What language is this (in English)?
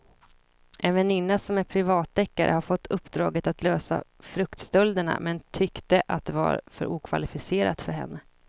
Swedish